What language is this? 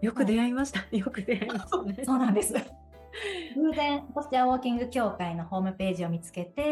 Japanese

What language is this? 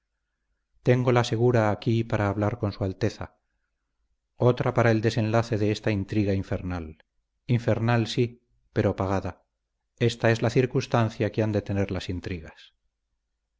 Spanish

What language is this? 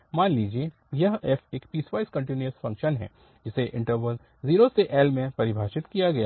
Hindi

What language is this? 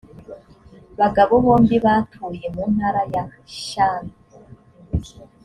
Kinyarwanda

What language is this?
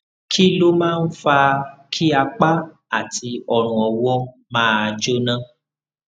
Yoruba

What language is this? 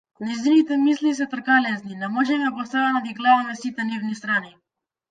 Macedonian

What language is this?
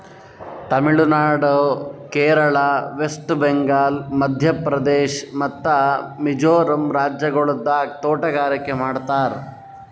Kannada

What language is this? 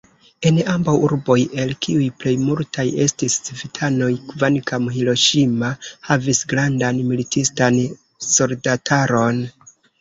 Esperanto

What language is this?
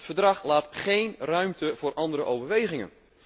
Dutch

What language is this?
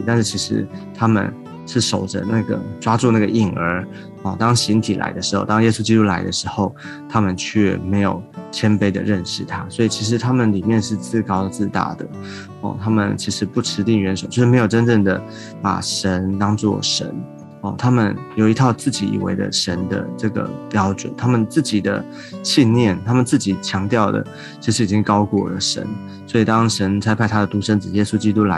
Chinese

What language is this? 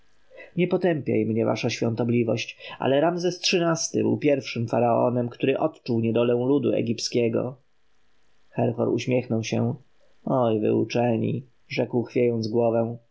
Polish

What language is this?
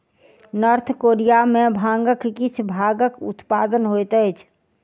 Maithili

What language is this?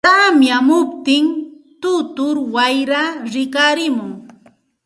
Santa Ana de Tusi Pasco Quechua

